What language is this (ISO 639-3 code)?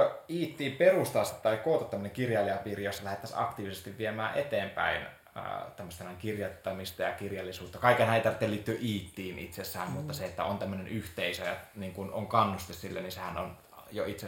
fin